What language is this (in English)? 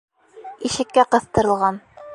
Bashkir